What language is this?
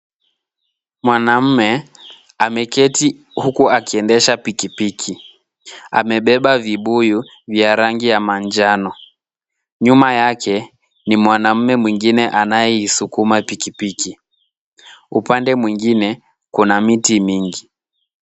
Swahili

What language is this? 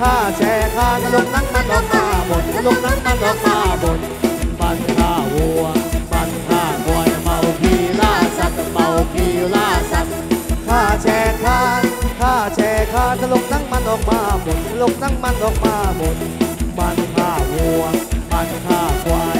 Thai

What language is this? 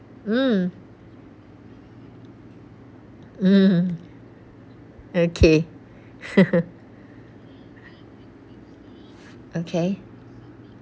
English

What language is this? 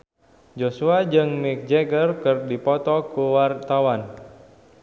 Sundanese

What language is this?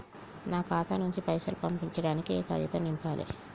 Telugu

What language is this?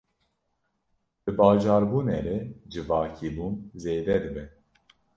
Kurdish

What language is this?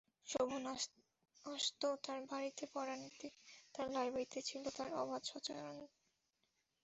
Bangla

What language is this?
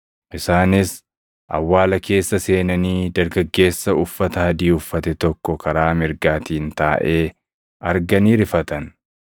Oromo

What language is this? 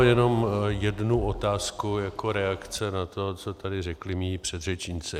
Czech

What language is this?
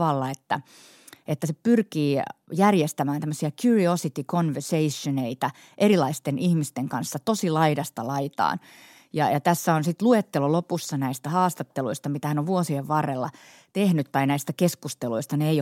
Finnish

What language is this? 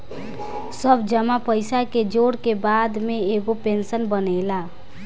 Bhojpuri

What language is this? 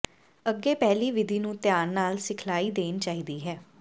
Punjabi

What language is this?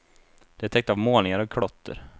Swedish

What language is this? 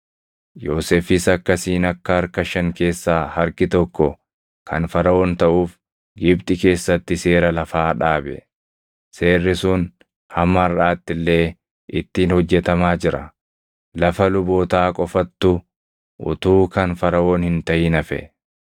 Oromo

